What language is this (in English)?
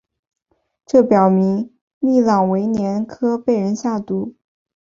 Chinese